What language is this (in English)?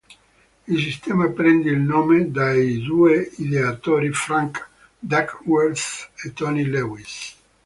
Italian